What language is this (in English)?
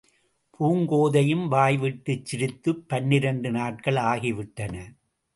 Tamil